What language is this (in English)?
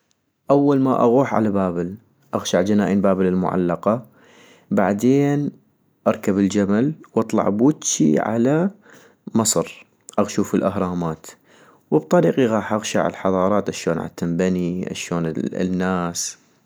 North Mesopotamian Arabic